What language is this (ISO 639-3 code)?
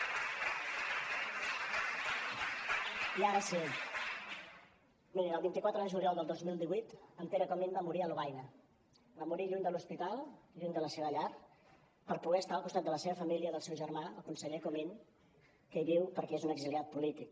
cat